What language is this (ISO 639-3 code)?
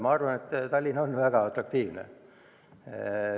est